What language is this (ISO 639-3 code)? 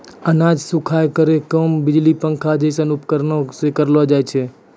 mai